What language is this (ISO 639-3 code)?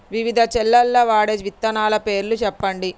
tel